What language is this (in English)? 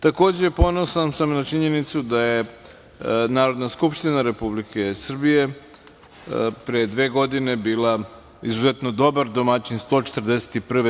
Serbian